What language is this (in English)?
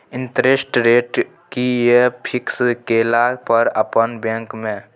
Maithili